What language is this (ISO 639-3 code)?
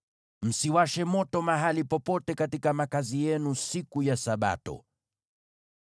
swa